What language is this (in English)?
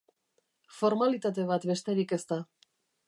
Basque